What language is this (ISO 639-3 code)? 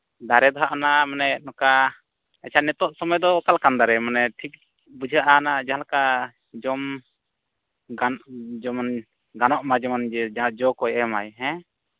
sat